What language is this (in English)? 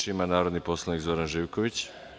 Serbian